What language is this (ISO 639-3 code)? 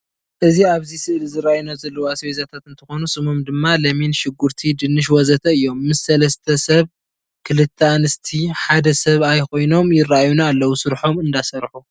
tir